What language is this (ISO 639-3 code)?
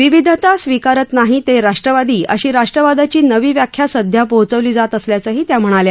mar